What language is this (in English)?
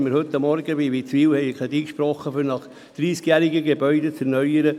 Swiss German